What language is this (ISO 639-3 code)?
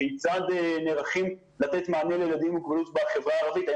heb